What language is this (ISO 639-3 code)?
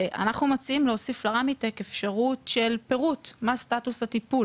heb